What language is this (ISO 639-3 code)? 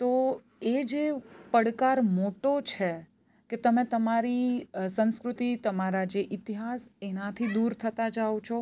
guj